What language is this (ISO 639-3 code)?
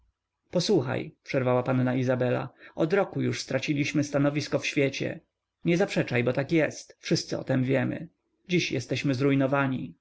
pol